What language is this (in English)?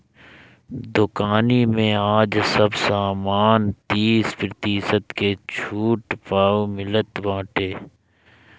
Bhojpuri